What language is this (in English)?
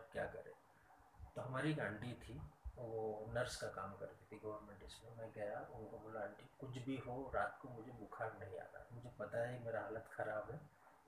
Hindi